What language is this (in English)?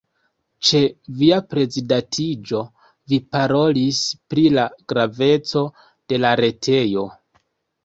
Esperanto